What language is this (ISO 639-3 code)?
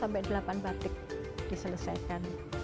ind